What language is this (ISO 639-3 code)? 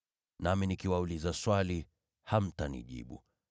swa